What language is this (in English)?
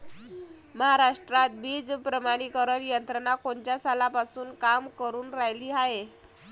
Marathi